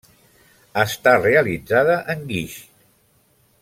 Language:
Catalan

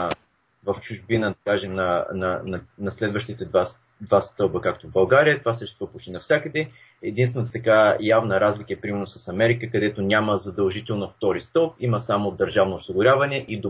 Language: Bulgarian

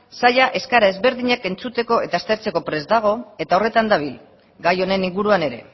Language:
Basque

